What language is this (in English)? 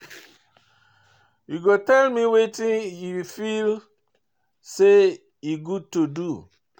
Nigerian Pidgin